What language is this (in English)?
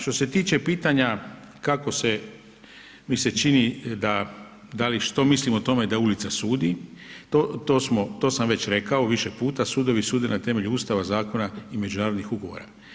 Croatian